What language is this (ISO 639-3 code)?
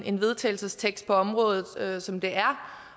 dan